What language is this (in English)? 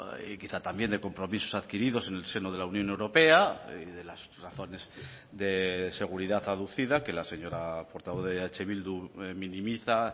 Spanish